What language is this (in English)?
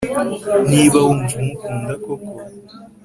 Kinyarwanda